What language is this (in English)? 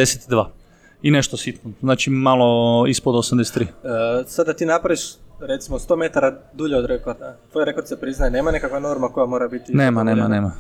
Croatian